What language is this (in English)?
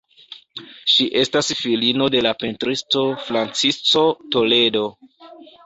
Esperanto